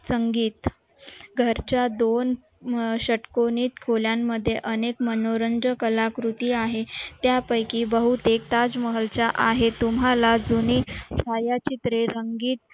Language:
Marathi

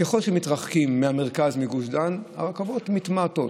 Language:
Hebrew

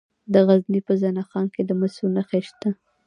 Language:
Pashto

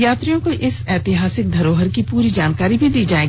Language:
Hindi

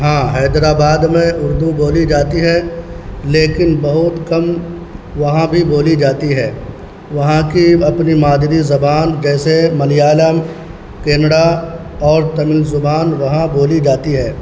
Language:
Urdu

